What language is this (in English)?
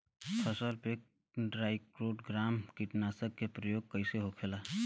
Bhojpuri